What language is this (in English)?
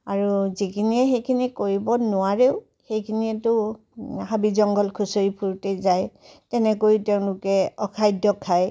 Assamese